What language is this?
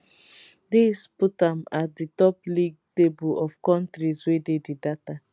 Nigerian Pidgin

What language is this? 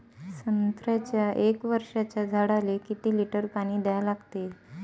Marathi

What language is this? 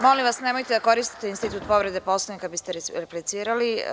Serbian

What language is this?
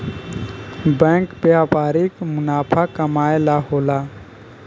Bhojpuri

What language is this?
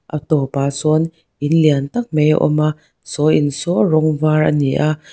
Mizo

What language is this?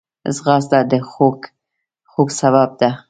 Pashto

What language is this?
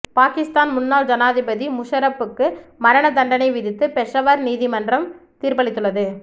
Tamil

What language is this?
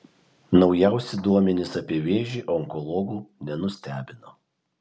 Lithuanian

